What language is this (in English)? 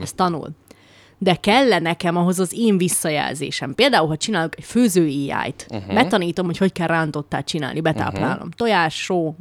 Hungarian